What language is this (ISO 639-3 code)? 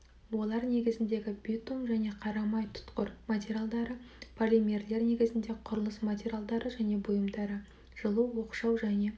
kaz